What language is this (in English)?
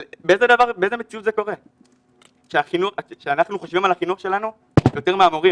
Hebrew